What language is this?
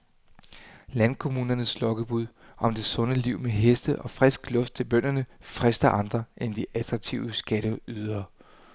Danish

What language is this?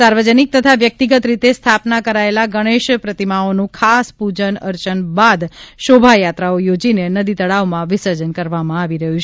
Gujarati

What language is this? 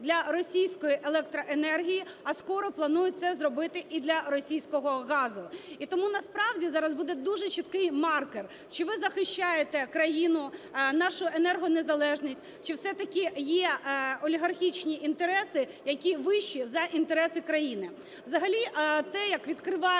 Ukrainian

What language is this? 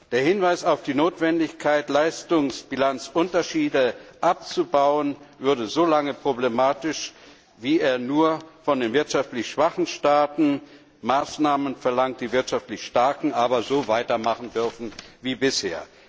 German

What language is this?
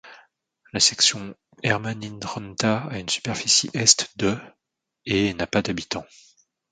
French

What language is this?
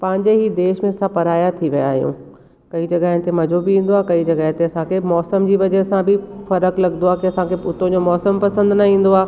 Sindhi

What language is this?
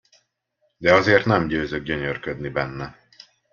Hungarian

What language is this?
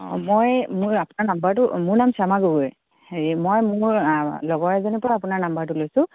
Assamese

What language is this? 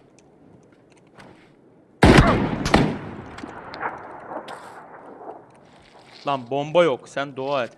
Turkish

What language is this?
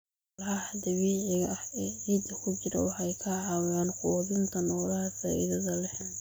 Somali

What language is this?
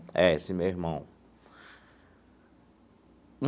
Portuguese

